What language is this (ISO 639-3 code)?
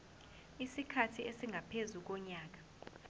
zul